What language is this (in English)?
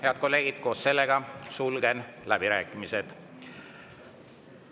Estonian